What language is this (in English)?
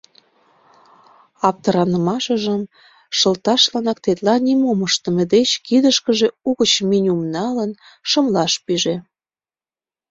Mari